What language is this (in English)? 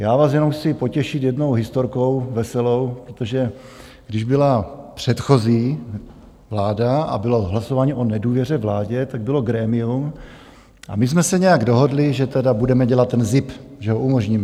Czech